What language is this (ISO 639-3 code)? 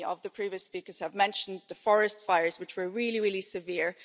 eng